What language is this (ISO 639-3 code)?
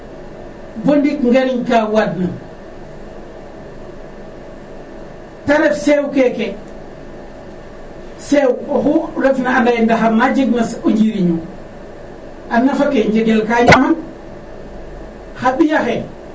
srr